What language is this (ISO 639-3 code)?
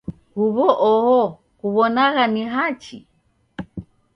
dav